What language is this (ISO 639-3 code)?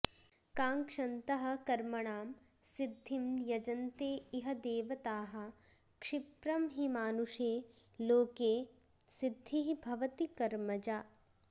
san